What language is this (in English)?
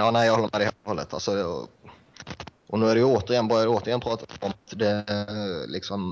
Swedish